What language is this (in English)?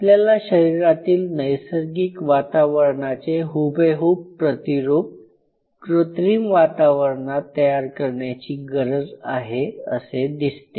Marathi